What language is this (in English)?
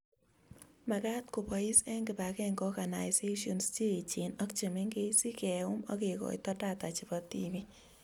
Kalenjin